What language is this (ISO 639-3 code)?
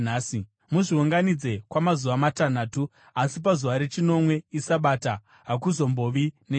sna